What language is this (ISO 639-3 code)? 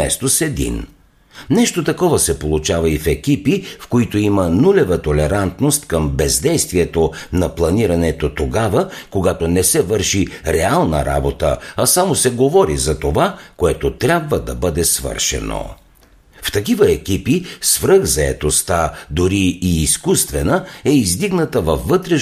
bul